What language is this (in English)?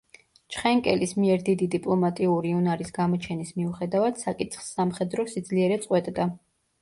Georgian